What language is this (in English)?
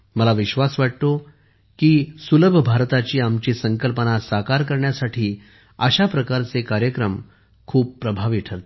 Marathi